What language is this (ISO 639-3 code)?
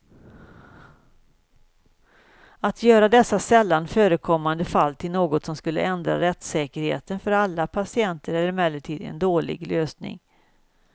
swe